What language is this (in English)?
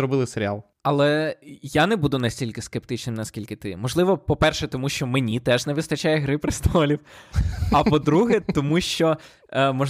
Ukrainian